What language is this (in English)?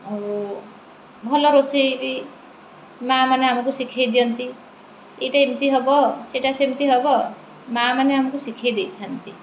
Odia